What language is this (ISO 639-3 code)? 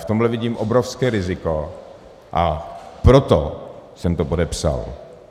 ces